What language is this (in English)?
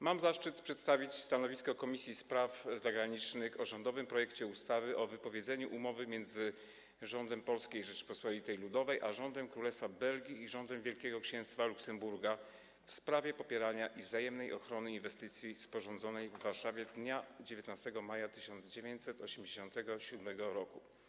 Polish